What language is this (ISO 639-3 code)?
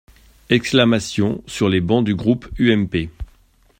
fra